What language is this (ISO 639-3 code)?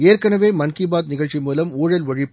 tam